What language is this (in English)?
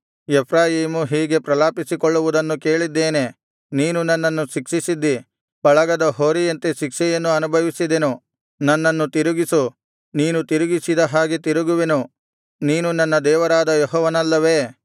Kannada